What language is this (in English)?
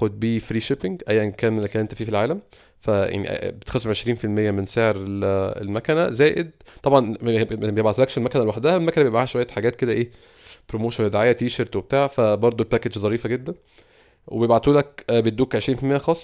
Arabic